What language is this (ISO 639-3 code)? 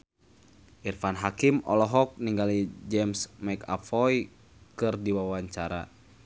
sun